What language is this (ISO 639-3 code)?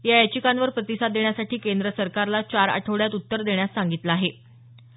mar